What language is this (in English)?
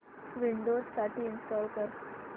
Marathi